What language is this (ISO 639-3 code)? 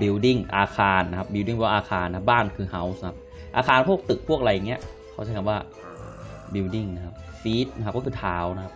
tha